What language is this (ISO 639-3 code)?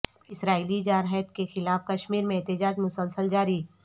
urd